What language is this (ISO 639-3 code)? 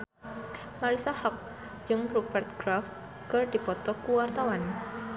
sun